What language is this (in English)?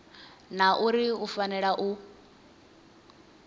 Venda